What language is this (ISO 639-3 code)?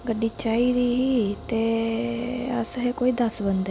doi